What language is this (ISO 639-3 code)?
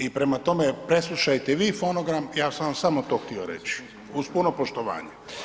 hrv